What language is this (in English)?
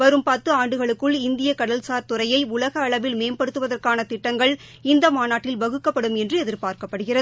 Tamil